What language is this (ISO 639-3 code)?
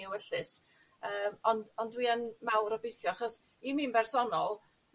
cym